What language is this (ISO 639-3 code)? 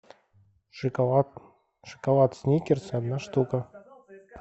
rus